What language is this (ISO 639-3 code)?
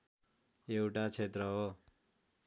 nep